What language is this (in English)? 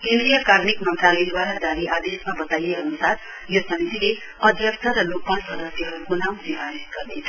Nepali